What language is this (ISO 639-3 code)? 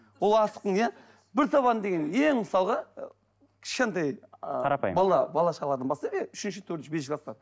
kaz